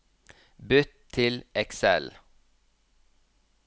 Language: Norwegian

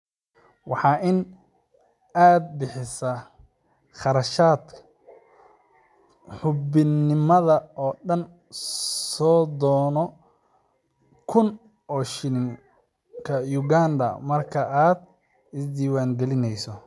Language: Somali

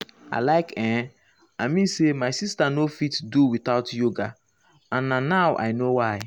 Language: Nigerian Pidgin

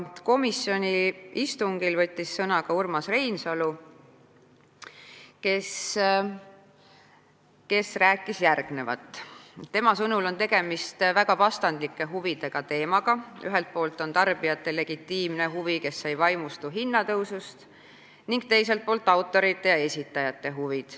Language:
Estonian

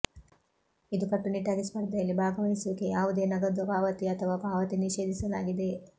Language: Kannada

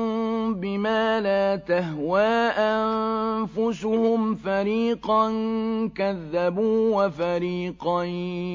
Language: Arabic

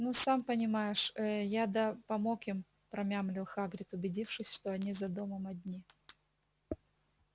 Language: Russian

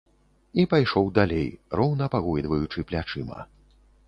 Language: Belarusian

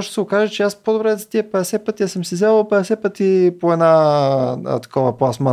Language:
Bulgarian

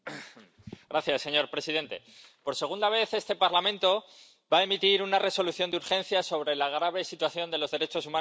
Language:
Spanish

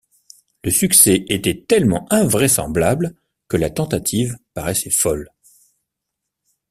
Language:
French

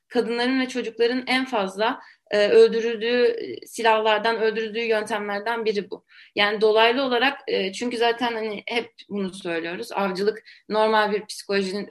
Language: Turkish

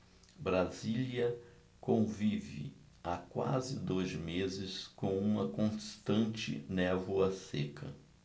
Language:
Portuguese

